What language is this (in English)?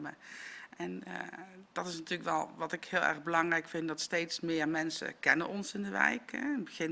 Dutch